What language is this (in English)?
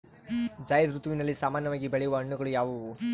Kannada